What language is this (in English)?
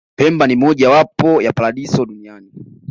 Swahili